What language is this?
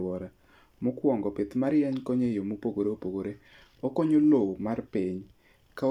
Luo (Kenya and Tanzania)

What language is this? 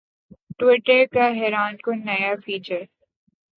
Urdu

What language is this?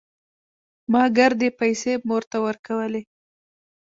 Pashto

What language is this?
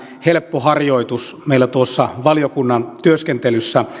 Finnish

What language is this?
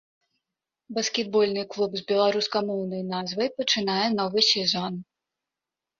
Belarusian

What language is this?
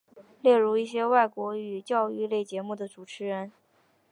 Chinese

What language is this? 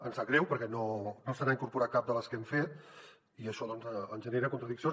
Catalan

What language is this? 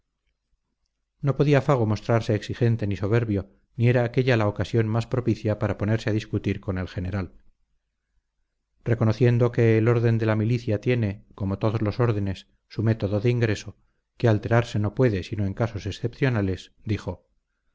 Spanish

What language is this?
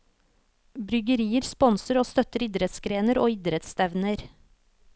Norwegian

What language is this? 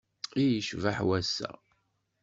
Kabyle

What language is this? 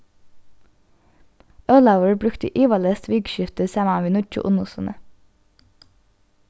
Faroese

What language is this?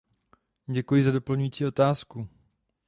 Czech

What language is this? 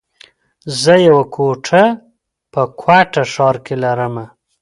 Pashto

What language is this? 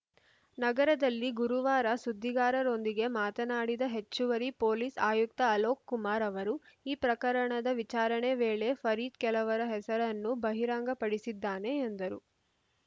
Kannada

